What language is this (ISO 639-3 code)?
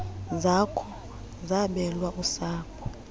xho